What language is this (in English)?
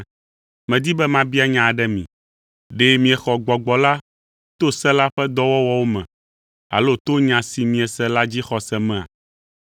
Ewe